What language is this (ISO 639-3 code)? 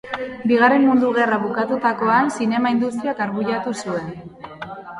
eus